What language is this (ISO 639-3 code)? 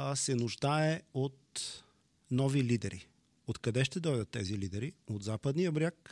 bul